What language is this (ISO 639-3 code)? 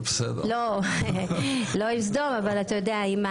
heb